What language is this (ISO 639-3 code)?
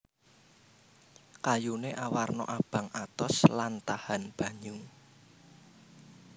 jav